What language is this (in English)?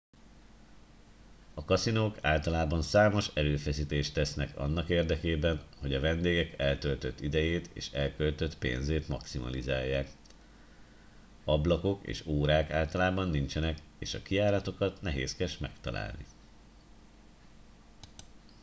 Hungarian